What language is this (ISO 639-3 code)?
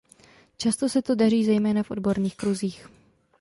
ces